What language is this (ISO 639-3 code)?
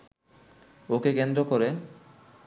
ben